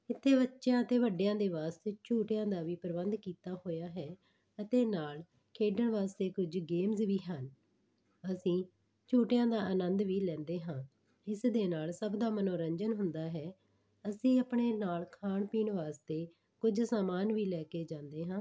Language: Punjabi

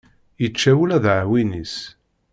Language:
Kabyle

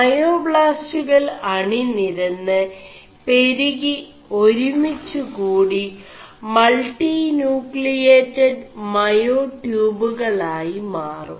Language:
Malayalam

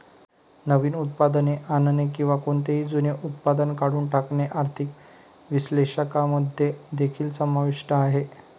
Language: Marathi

